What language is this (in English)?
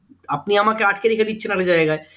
Bangla